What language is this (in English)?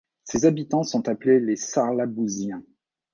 French